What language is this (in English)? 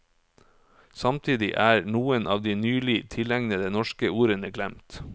Norwegian